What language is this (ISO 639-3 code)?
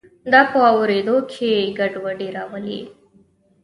pus